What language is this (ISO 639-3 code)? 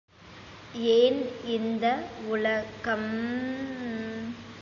tam